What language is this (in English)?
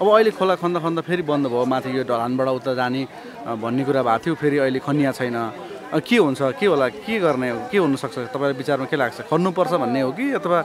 Thai